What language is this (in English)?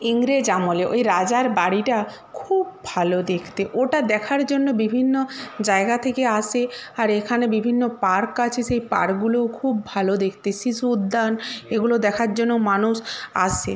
Bangla